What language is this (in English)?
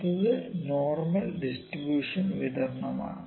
Malayalam